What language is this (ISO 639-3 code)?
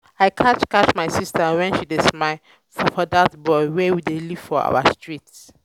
pcm